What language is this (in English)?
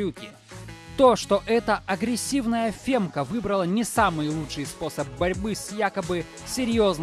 Russian